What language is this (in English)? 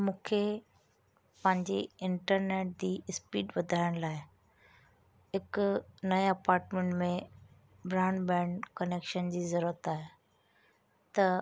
Sindhi